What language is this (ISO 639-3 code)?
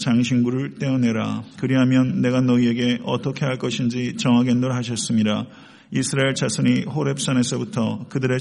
kor